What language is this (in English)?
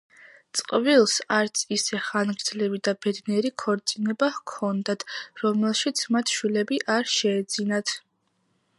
Georgian